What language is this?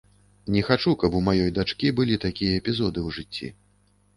Belarusian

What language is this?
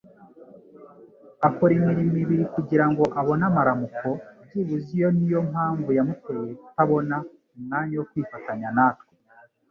Kinyarwanda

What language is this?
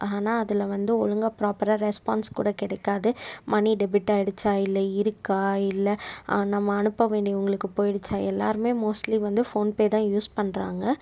Tamil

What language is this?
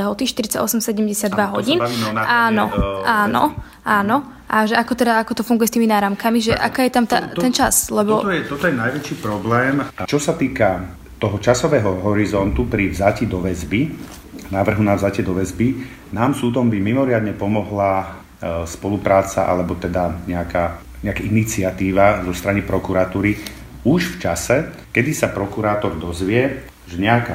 Slovak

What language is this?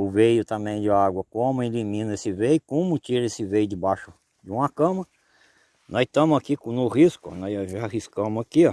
Portuguese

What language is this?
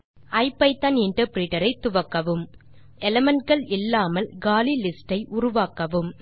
Tamil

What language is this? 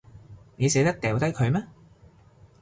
Cantonese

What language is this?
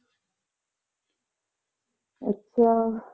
Punjabi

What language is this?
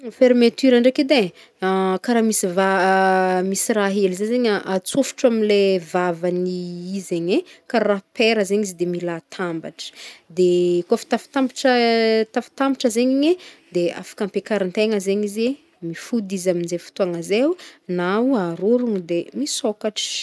Northern Betsimisaraka Malagasy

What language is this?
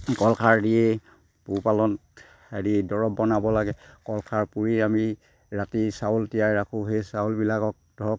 Assamese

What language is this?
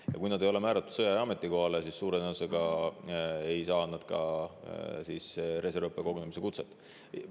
Estonian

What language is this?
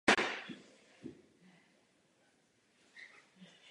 Czech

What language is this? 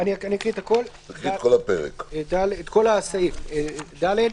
Hebrew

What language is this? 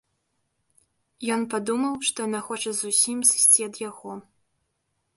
Belarusian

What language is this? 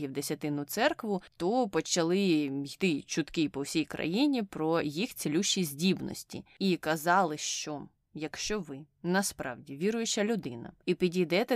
Ukrainian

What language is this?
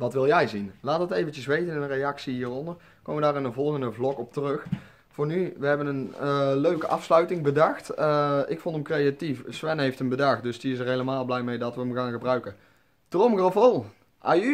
Dutch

